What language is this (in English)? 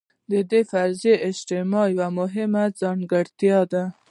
Pashto